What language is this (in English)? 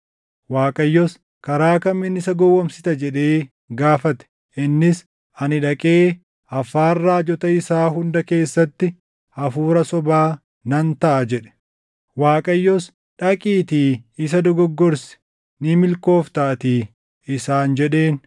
Oromo